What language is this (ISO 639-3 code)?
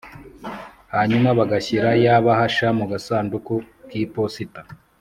kin